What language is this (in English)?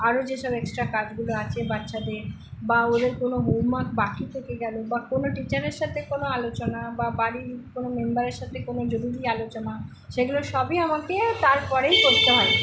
Bangla